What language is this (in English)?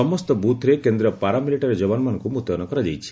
Odia